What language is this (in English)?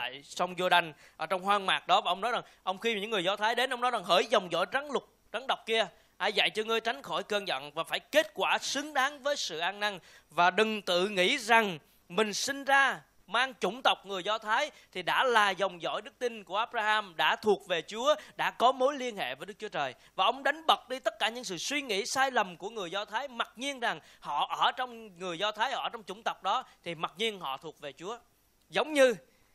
Vietnamese